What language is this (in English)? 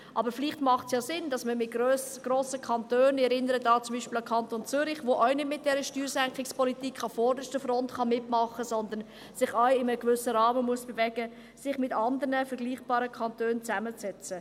Swiss German